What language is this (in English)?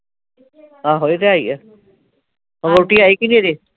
Punjabi